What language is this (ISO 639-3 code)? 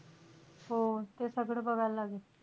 mar